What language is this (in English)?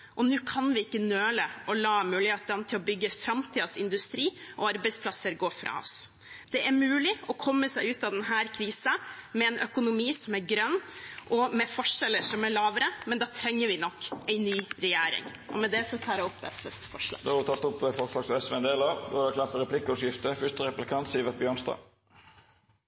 Norwegian